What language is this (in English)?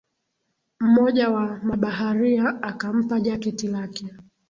Swahili